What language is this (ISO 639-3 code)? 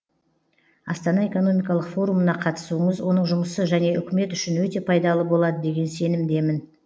kaz